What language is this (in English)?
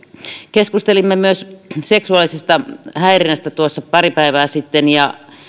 Finnish